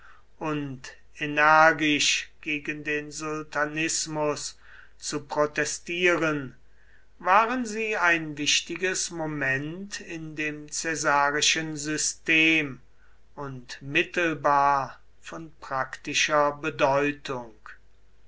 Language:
German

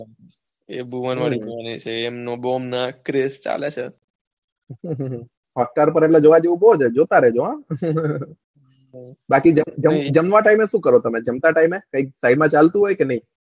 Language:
Gujarati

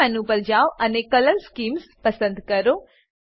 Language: Gujarati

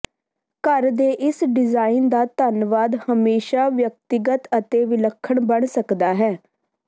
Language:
Punjabi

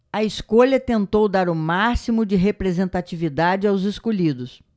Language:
Portuguese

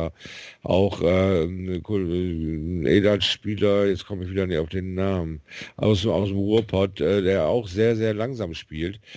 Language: German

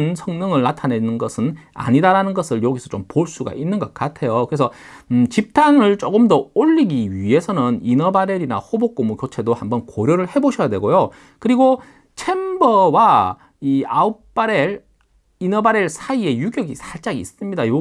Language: Korean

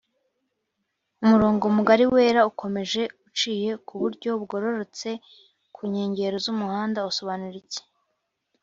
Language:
Kinyarwanda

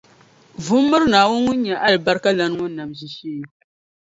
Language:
Dagbani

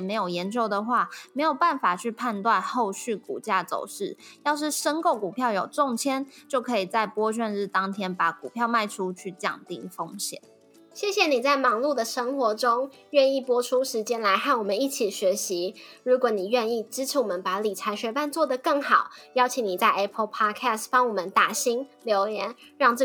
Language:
Chinese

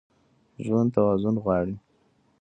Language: Pashto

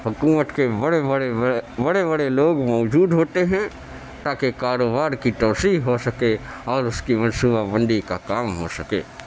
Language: Urdu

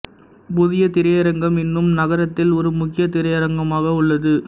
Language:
Tamil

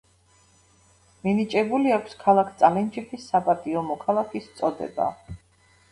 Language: Georgian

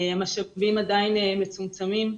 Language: Hebrew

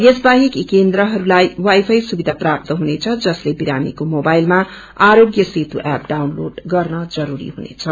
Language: Nepali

